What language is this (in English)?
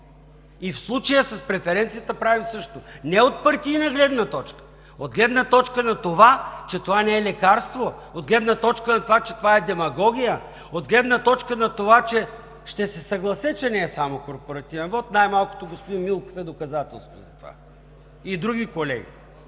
Bulgarian